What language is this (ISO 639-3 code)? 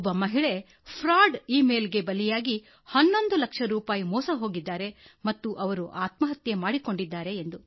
kan